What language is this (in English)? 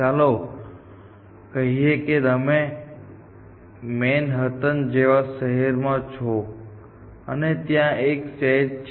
Gujarati